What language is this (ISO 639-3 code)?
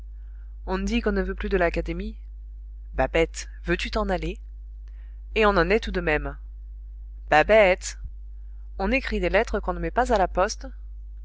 fra